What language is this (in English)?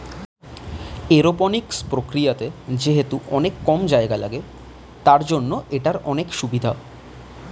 Bangla